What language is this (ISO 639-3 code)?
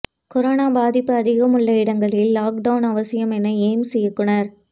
tam